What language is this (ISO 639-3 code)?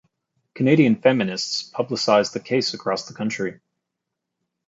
eng